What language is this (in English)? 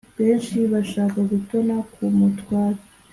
Kinyarwanda